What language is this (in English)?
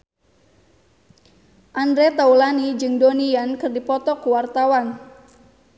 Sundanese